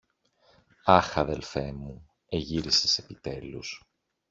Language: Greek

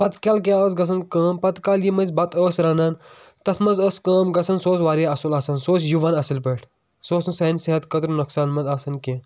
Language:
Kashmiri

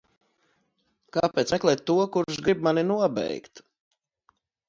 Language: Latvian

